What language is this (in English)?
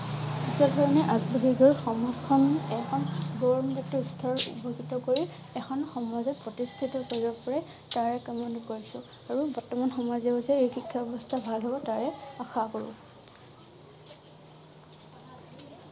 Assamese